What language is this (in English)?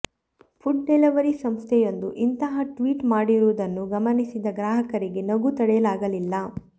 Kannada